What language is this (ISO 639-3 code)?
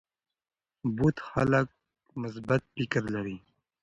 pus